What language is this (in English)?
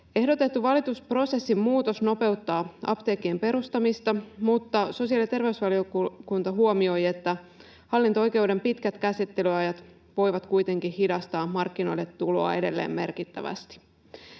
Finnish